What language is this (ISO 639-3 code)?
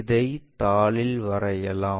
tam